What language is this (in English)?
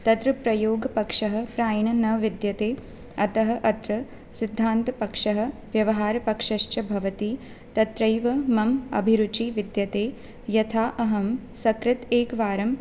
Sanskrit